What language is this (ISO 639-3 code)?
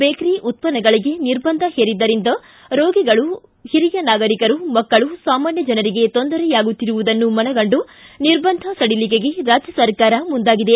kan